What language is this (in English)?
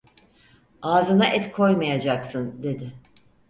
Turkish